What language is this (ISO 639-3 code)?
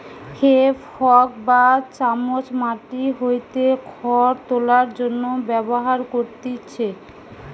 ben